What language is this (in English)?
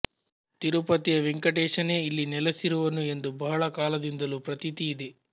Kannada